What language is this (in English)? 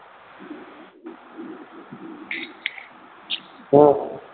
Bangla